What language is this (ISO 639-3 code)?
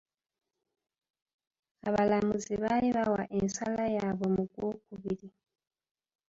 lug